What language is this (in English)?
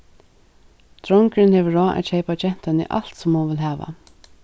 Faroese